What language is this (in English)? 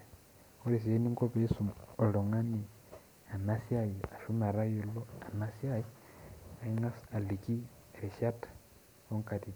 Masai